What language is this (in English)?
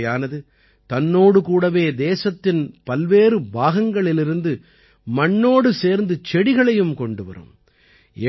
Tamil